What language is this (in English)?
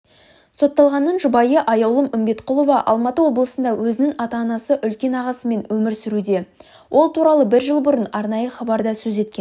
Kazakh